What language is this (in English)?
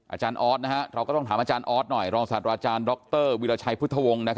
Thai